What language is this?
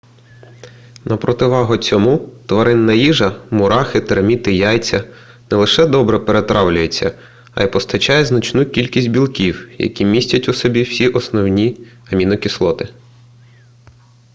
Ukrainian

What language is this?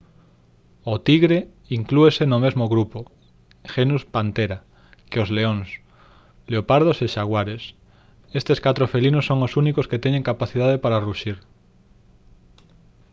Galician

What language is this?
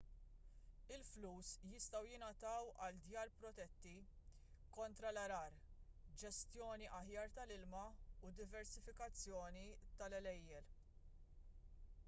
Maltese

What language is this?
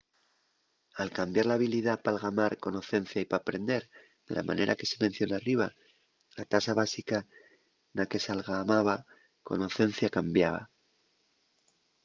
Asturian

